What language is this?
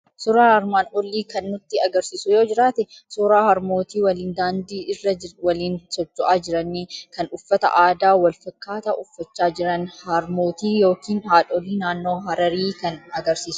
Oromo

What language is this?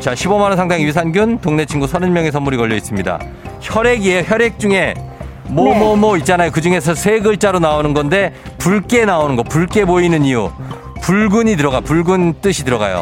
Korean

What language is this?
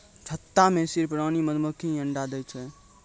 Maithili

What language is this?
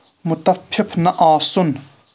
Kashmiri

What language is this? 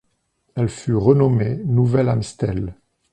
French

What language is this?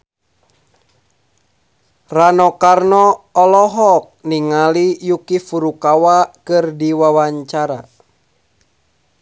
Sundanese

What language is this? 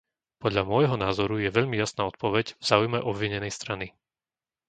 Slovak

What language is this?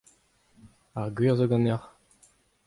Breton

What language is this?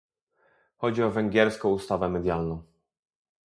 Polish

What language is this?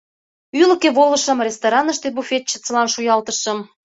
Mari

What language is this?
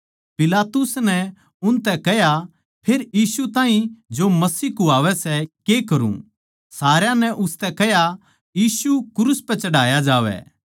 Haryanvi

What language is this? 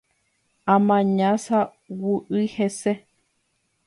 Guarani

